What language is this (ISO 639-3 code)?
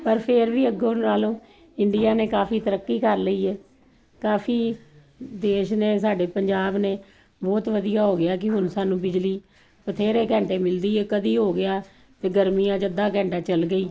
pan